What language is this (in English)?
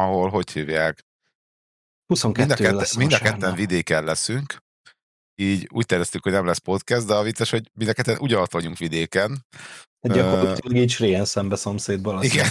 Hungarian